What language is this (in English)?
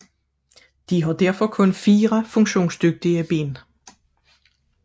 Danish